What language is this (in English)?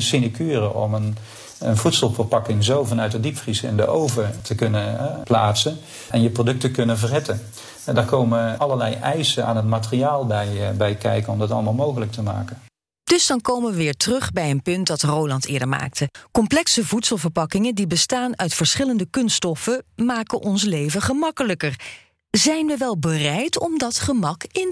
Dutch